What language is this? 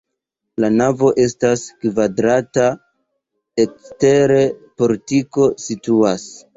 Esperanto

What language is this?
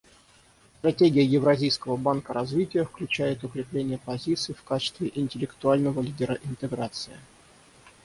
Russian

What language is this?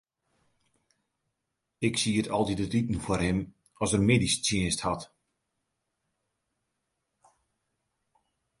Western Frisian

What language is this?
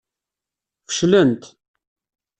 Kabyle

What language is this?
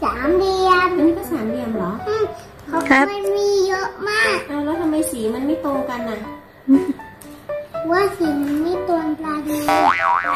Thai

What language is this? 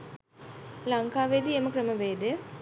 Sinhala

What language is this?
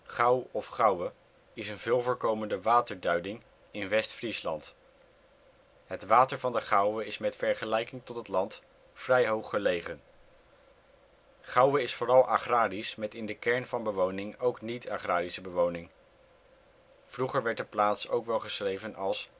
Dutch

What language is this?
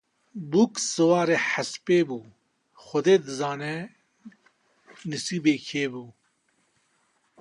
Kurdish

